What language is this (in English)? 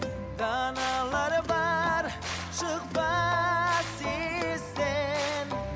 Kazakh